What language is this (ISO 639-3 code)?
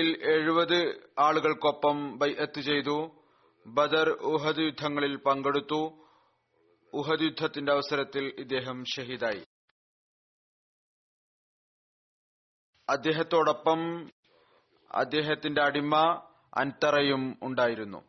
mal